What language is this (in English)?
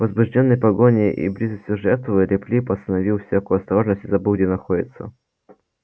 Russian